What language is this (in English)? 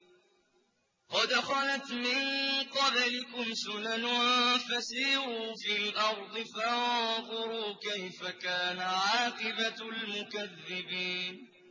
Arabic